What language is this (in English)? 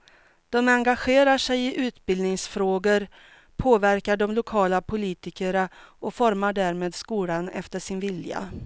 Swedish